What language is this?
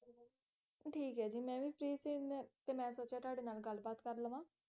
Punjabi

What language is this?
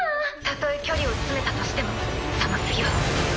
Japanese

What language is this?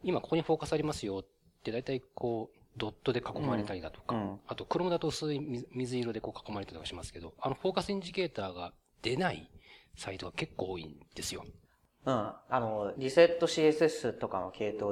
Japanese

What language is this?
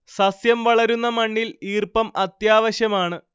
Malayalam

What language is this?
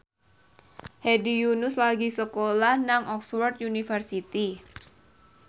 Javanese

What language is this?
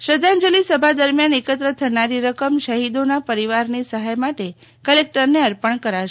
Gujarati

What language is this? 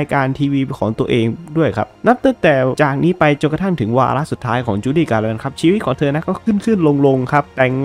Thai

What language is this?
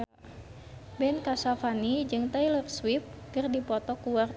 Sundanese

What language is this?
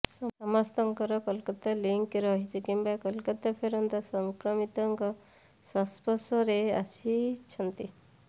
Odia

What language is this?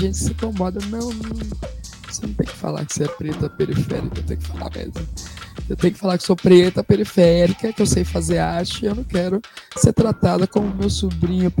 Portuguese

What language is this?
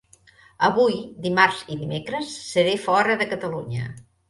Catalan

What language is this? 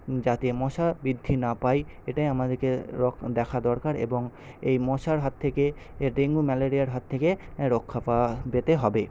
Bangla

